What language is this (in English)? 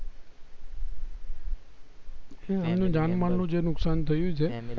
Gujarati